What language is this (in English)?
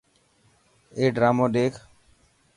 Dhatki